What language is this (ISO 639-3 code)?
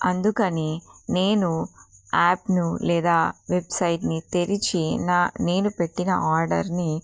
tel